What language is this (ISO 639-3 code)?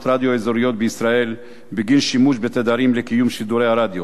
heb